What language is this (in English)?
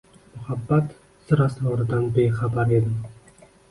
Uzbek